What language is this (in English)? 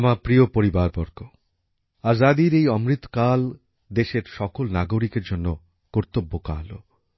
Bangla